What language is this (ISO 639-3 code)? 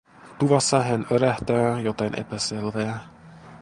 fin